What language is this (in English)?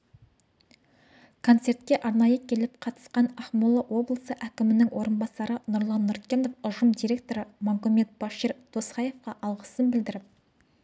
Kazakh